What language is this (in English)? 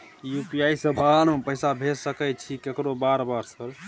Maithili